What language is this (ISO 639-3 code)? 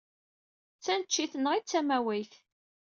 kab